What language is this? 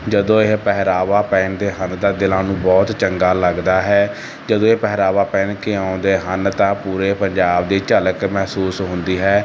Punjabi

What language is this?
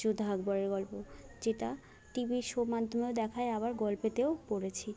Bangla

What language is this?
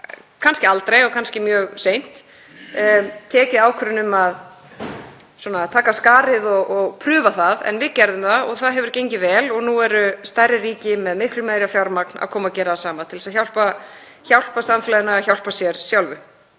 Icelandic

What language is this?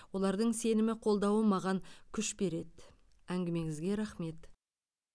Kazakh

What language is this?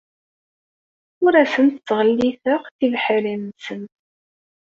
Kabyle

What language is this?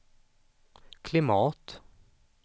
Swedish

